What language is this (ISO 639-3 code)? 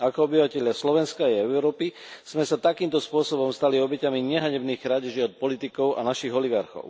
slk